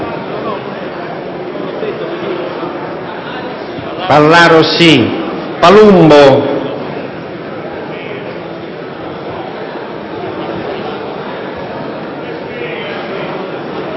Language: Italian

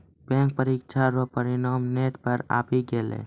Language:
Maithili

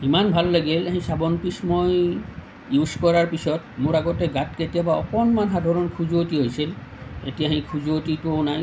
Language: Assamese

